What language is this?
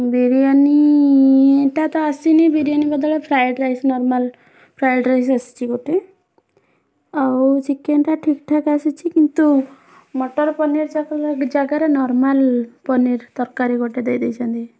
Odia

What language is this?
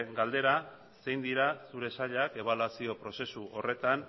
Basque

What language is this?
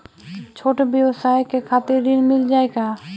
Bhojpuri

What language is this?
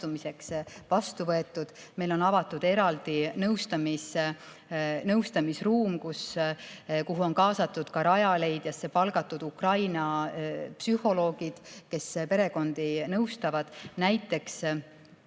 Estonian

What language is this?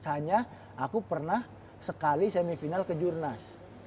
Indonesian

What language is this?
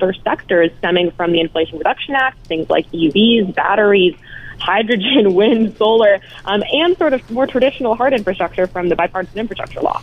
English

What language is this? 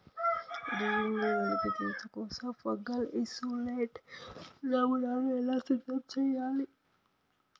Telugu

